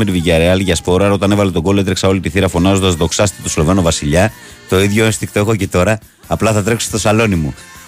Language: Greek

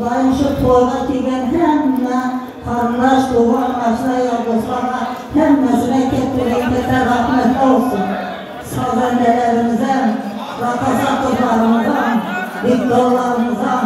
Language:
Arabic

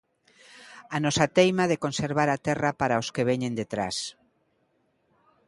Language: Galician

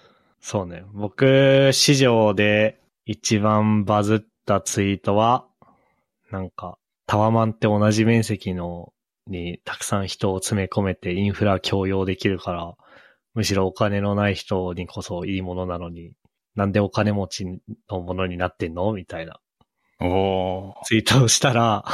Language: Japanese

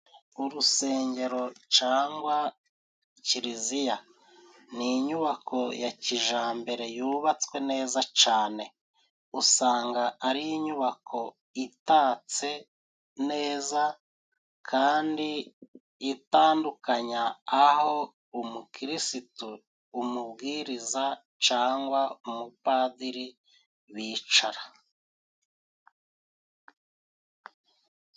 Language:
Kinyarwanda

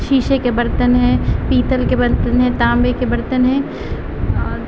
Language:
Urdu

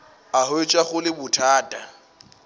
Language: Northern Sotho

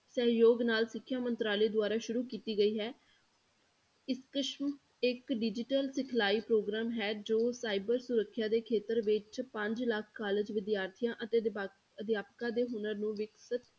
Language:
Punjabi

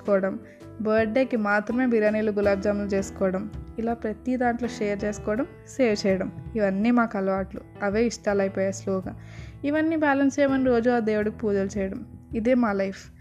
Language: Telugu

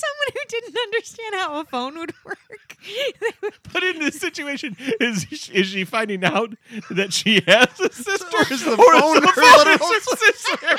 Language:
English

